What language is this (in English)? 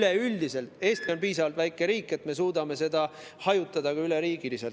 Estonian